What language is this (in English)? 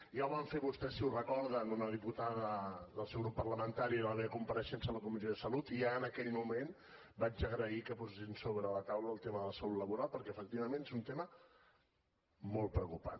Catalan